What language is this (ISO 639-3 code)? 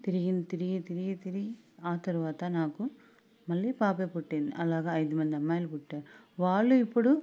tel